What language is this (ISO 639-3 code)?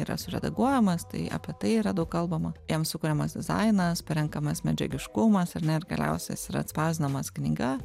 lit